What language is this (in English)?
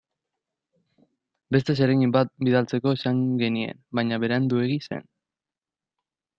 Basque